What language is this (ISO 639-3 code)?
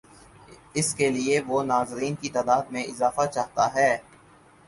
urd